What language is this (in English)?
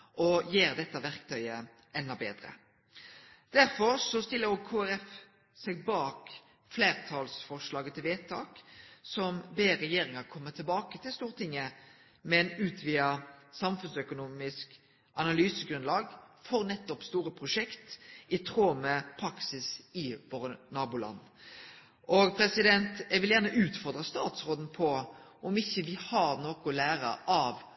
Norwegian Nynorsk